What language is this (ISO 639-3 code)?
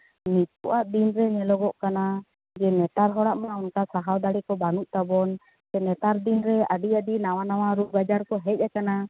sat